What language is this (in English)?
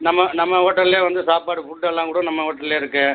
Tamil